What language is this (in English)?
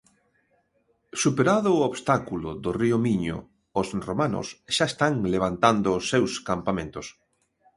Galician